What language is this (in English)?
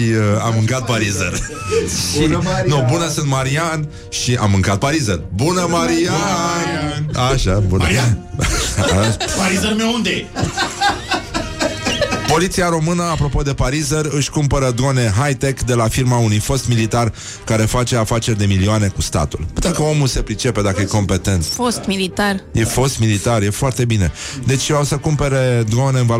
Romanian